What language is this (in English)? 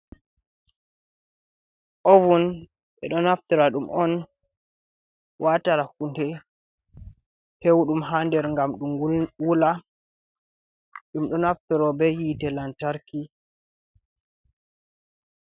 Fula